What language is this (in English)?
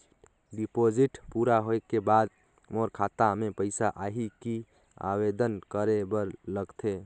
Chhattisgarhi